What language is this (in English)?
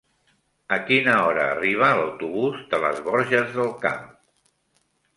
Catalan